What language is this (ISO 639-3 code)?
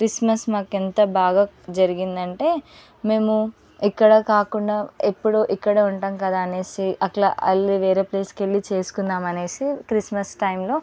tel